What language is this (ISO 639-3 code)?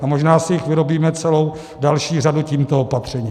ces